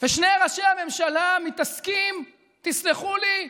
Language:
Hebrew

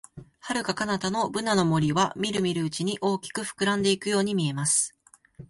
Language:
Japanese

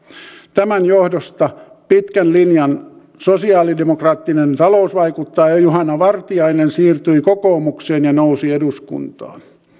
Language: Finnish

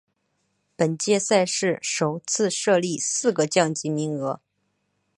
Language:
Chinese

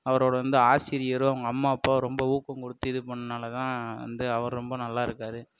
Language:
Tamil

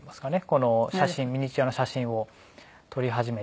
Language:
Japanese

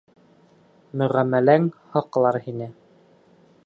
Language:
Bashkir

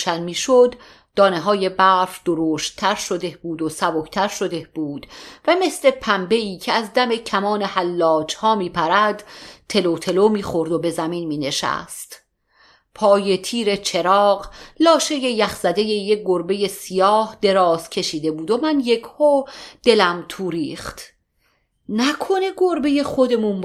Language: Persian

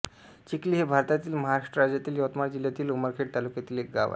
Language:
Marathi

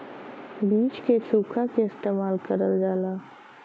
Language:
Bhojpuri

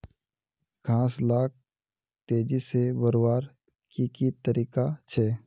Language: Magahi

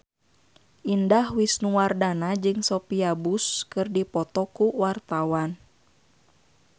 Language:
Sundanese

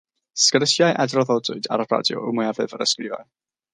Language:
Welsh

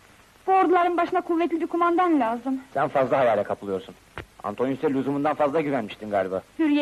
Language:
Turkish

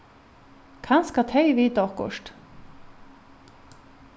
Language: Faroese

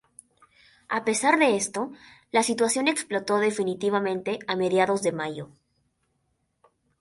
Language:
Spanish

